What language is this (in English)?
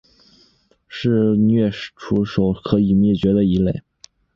Chinese